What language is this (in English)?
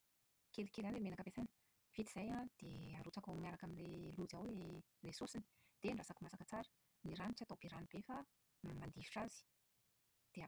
Malagasy